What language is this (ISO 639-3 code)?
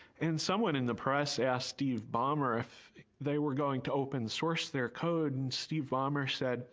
eng